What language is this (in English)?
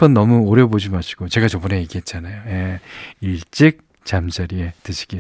Korean